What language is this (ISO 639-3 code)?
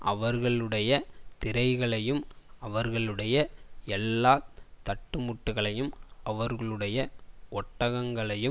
tam